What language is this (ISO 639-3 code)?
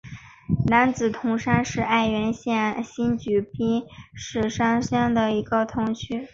zho